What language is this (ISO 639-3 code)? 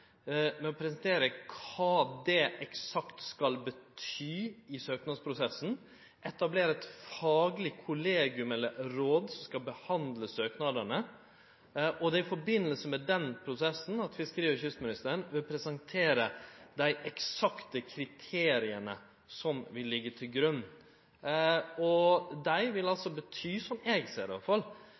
nno